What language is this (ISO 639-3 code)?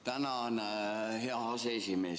est